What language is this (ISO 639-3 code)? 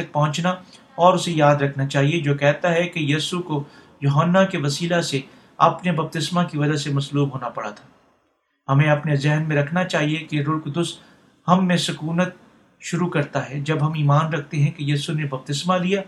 urd